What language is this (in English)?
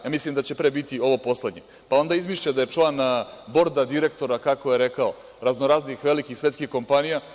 Serbian